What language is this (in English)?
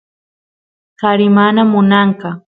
Santiago del Estero Quichua